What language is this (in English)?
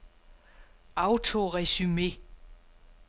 Danish